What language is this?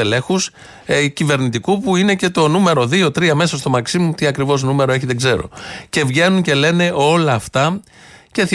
Greek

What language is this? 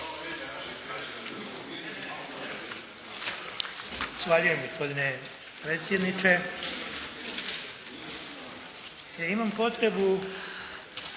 Croatian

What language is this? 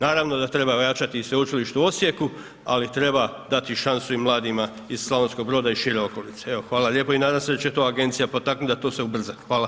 Croatian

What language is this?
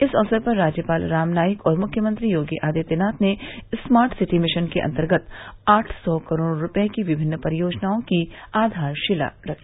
Hindi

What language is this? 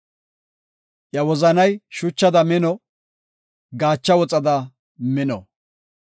Gofa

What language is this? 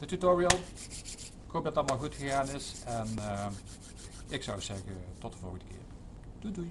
Dutch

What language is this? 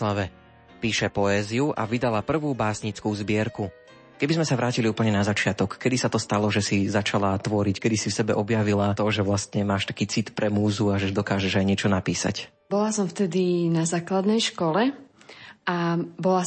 Slovak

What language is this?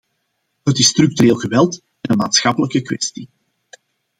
Dutch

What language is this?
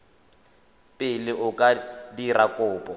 Tswana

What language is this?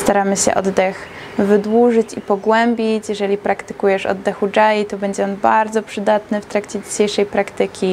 Polish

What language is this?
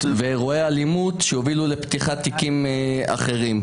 Hebrew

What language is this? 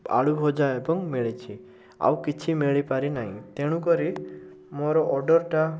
Odia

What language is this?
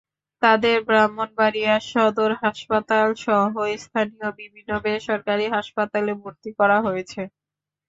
Bangla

